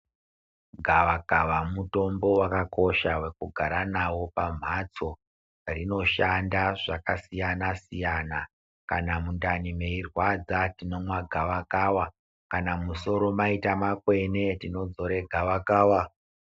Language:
Ndau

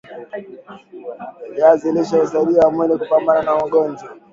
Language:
Swahili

